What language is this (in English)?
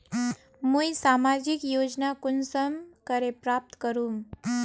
Magahi